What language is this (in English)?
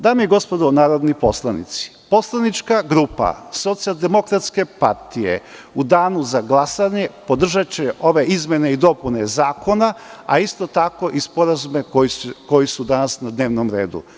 Serbian